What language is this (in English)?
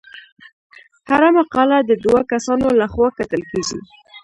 Pashto